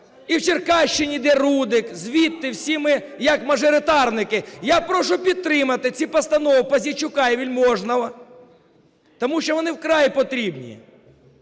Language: Ukrainian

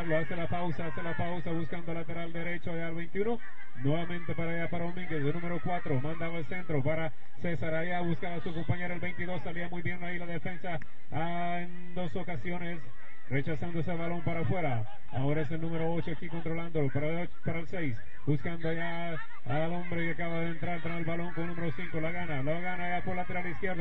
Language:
Spanish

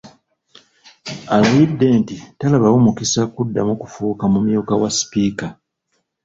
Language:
Ganda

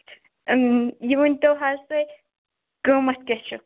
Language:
Kashmiri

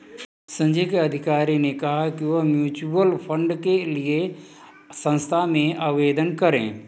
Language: Hindi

